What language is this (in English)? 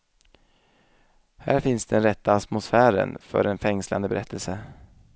Swedish